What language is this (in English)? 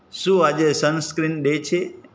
Gujarati